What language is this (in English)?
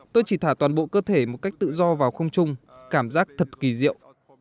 Vietnamese